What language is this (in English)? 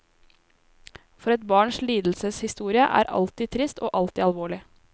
Norwegian